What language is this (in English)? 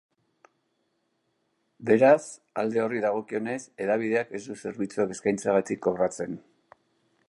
Basque